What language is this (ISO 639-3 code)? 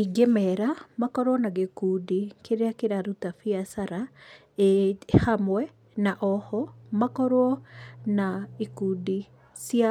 kik